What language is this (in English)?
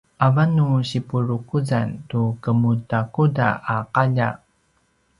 Paiwan